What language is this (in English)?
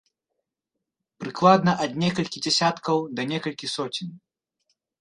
Belarusian